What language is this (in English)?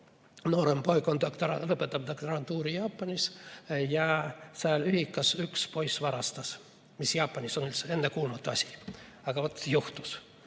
Estonian